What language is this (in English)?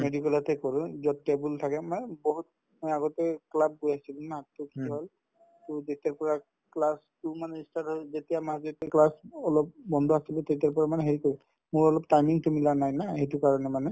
Assamese